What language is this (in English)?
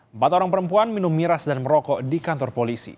Indonesian